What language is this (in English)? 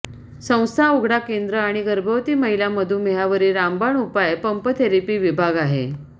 Marathi